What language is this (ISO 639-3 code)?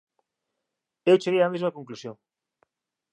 glg